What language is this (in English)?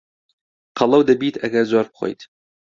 Central Kurdish